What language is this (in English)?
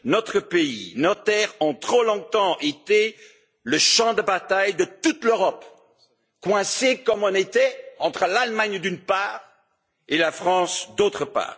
French